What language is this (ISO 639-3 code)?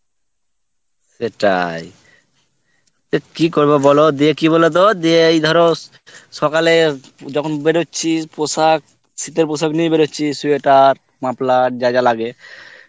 ben